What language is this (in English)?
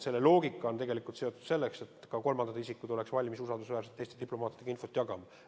Estonian